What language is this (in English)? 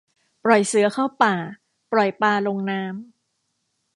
Thai